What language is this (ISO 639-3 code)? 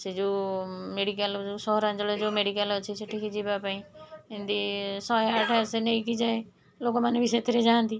ori